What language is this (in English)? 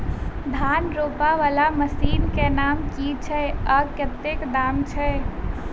Maithili